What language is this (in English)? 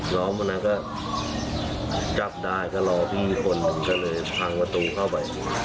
Thai